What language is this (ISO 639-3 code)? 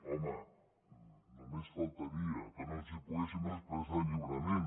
cat